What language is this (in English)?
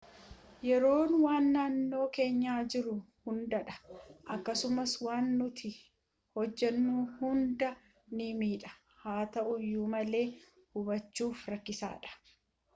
Oromo